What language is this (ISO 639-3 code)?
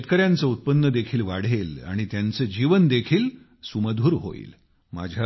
mar